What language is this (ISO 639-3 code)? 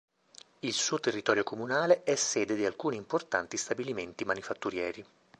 ita